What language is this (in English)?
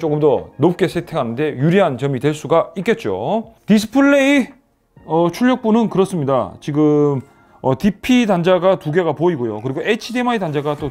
Korean